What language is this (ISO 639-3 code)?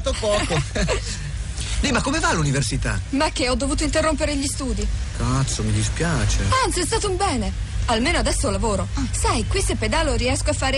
ita